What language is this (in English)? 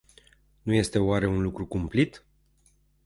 Romanian